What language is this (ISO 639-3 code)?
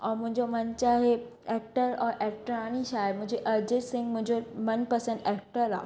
snd